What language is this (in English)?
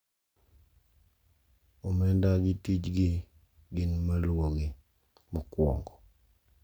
Luo (Kenya and Tanzania)